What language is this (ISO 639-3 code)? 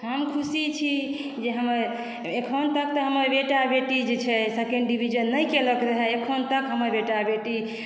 mai